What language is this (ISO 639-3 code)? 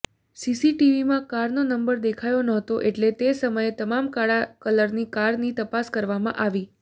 guj